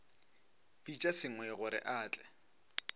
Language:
Northern Sotho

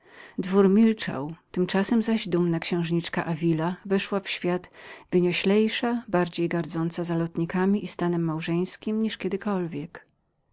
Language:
Polish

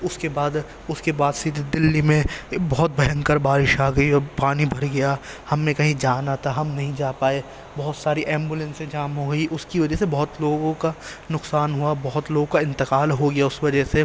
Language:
Urdu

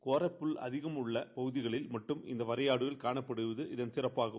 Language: Tamil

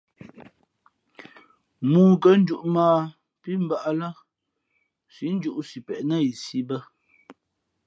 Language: Fe'fe'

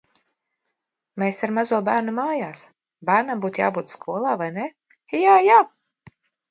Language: Latvian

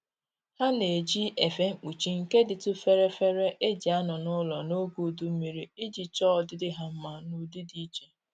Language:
Igbo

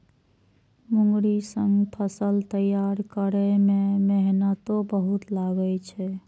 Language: Maithili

